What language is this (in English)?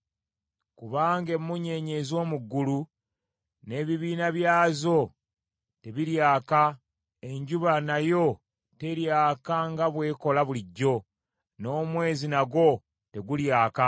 Ganda